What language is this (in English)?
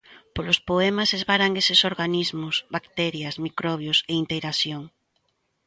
Galician